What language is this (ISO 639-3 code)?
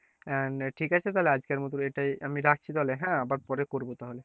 ben